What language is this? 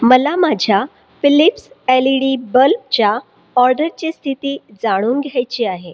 Marathi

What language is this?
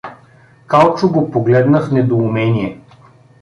Bulgarian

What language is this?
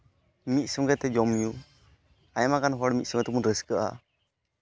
Santali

